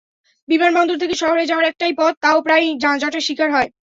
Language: Bangla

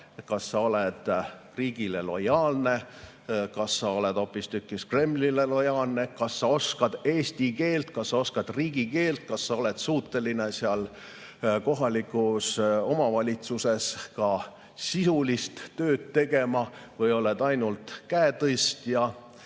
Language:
Estonian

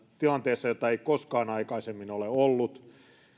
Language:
Finnish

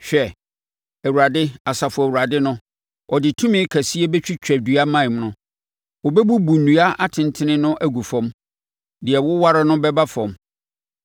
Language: Akan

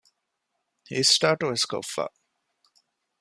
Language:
Divehi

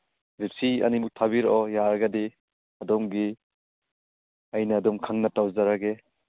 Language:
Manipuri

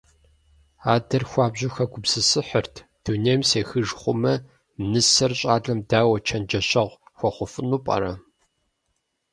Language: Kabardian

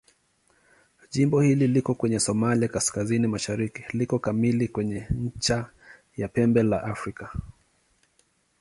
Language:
Swahili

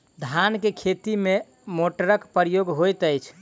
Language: Maithili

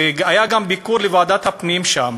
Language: Hebrew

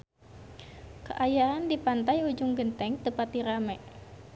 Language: Sundanese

